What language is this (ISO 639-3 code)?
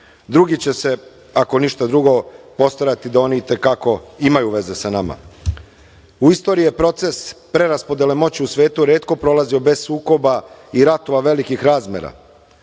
srp